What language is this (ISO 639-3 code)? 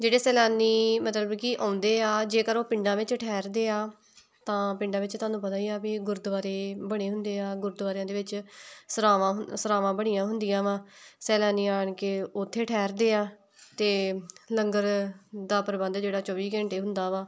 pan